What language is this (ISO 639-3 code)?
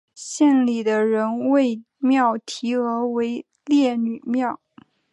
zho